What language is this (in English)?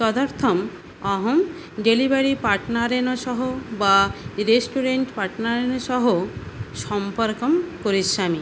Sanskrit